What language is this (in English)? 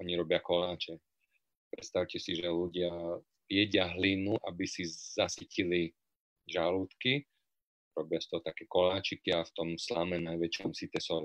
Slovak